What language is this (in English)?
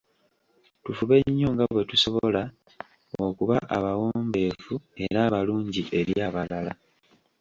Ganda